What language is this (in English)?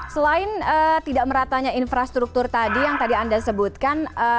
Indonesian